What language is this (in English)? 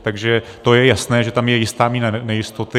Czech